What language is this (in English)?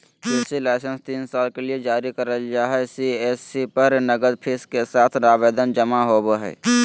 Magahi